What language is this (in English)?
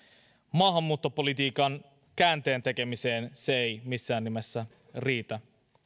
Finnish